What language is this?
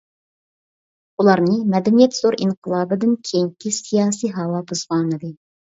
Uyghur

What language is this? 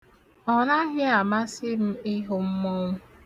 Igbo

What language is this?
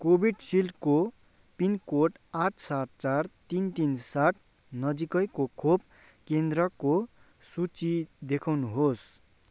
Nepali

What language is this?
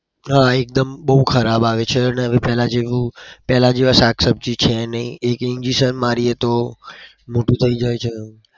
Gujarati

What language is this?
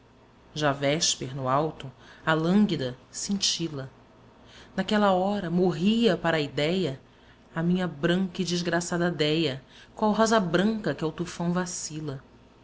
Portuguese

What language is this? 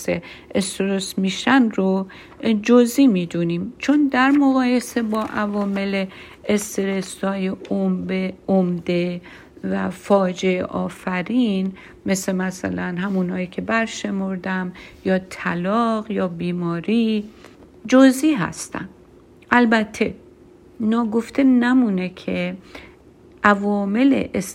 Persian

